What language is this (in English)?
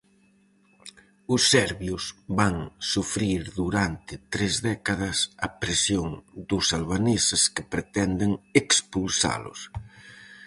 Galician